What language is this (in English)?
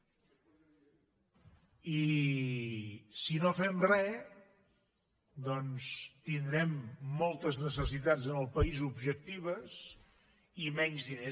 Catalan